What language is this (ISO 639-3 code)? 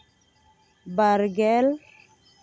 sat